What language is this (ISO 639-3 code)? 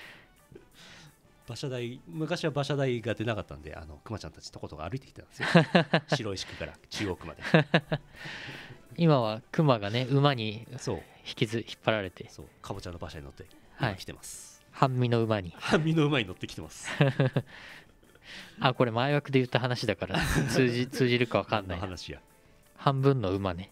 jpn